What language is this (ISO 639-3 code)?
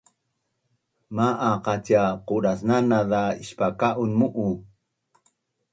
bnn